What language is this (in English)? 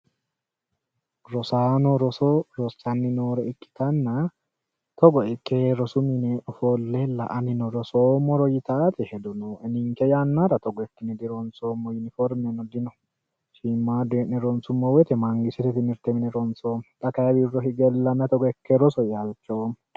Sidamo